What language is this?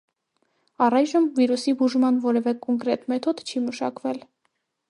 Armenian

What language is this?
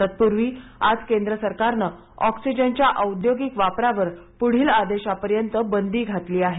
Marathi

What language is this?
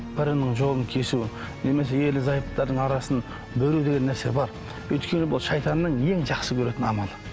Kazakh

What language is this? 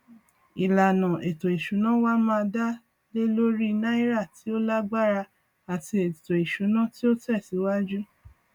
Yoruba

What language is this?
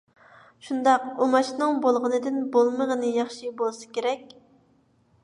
Uyghur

